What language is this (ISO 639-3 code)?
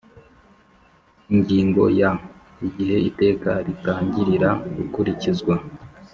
kin